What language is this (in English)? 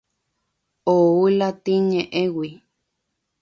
Guarani